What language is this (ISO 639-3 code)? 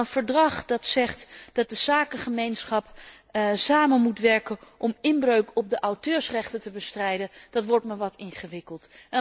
nld